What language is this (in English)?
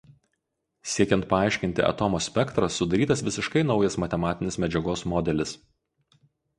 Lithuanian